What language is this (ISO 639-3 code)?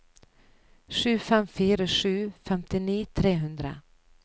nor